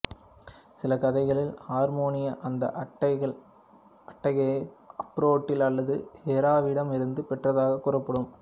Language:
Tamil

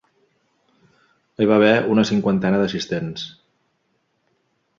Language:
Catalan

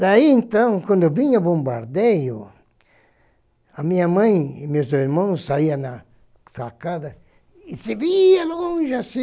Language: Portuguese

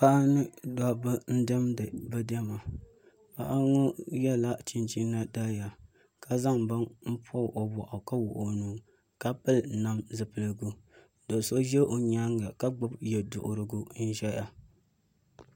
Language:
Dagbani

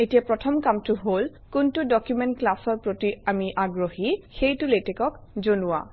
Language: Assamese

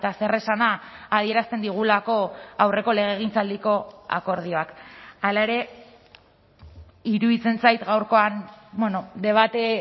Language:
Basque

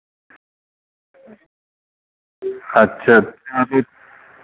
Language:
Santali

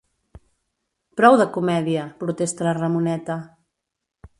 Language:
Catalan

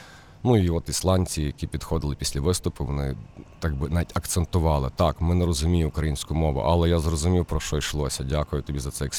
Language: Ukrainian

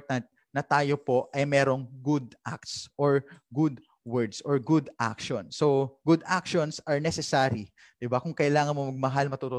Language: Filipino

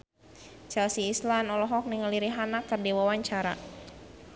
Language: Sundanese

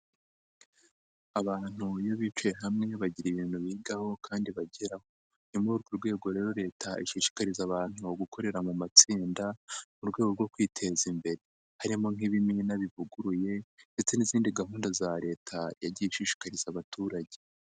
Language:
Kinyarwanda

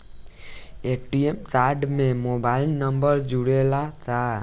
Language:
Bhojpuri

